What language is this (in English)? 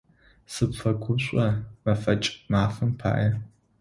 Adyghe